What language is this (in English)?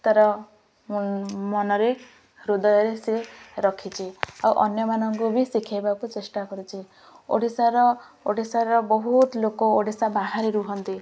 Odia